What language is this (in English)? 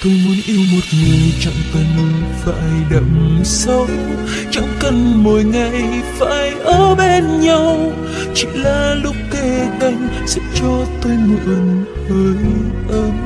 Vietnamese